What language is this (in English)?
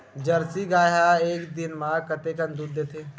Chhattisgarhi